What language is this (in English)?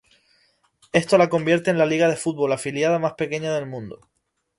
Spanish